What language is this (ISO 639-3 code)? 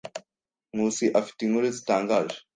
kin